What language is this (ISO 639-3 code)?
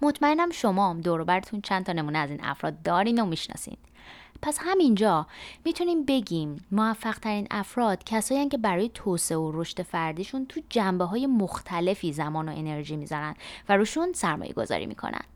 fas